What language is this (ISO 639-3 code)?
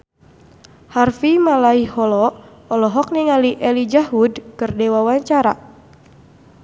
sun